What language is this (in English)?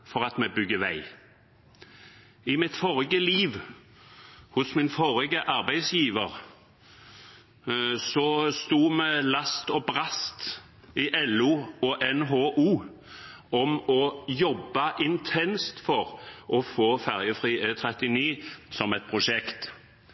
Norwegian Bokmål